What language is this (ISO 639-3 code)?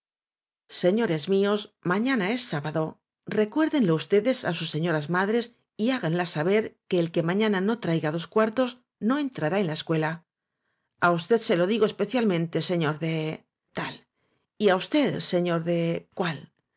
spa